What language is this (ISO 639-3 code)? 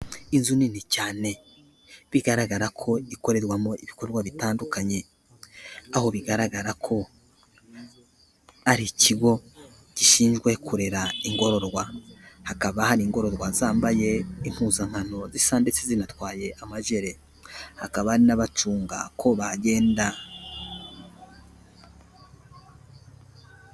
kin